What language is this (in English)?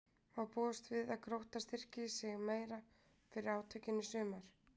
Icelandic